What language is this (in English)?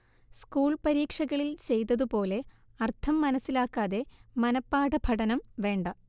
Malayalam